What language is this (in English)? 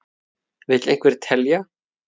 Icelandic